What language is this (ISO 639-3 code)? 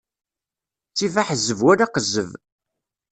kab